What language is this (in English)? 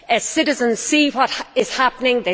English